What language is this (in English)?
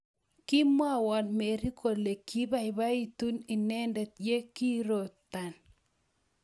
Kalenjin